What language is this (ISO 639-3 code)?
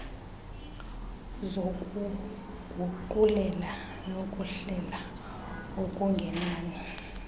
xho